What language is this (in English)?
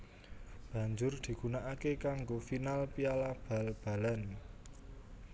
Javanese